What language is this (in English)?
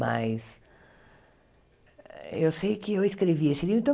Portuguese